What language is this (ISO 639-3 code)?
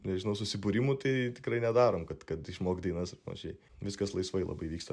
lit